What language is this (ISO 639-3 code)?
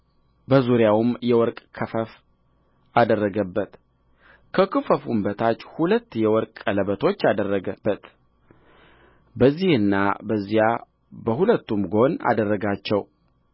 amh